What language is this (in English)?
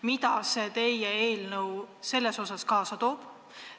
Estonian